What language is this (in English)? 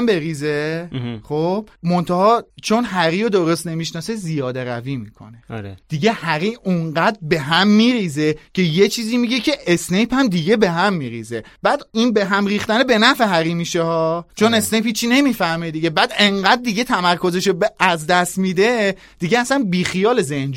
Persian